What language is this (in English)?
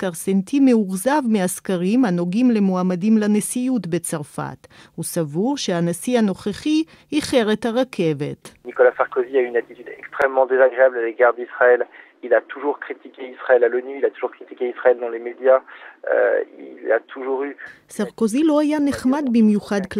Hebrew